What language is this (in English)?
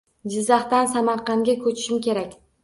Uzbek